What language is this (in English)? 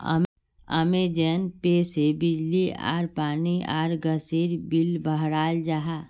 Magahi